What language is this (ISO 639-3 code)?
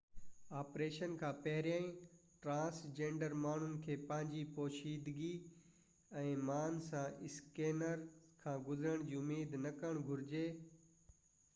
snd